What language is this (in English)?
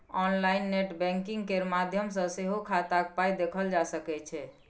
Maithili